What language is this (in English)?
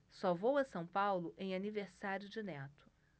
Portuguese